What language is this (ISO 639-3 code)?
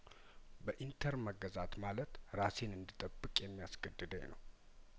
amh